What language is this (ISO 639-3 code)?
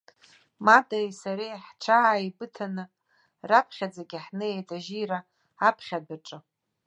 abk